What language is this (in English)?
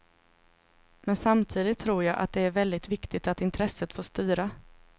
Swedish